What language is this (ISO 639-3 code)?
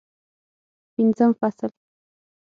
pus